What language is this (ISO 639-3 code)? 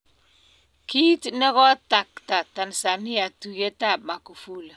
kln